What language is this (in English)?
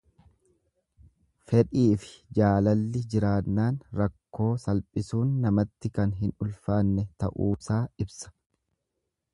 Oromo